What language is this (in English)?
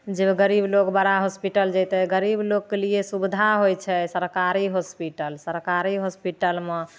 Maithili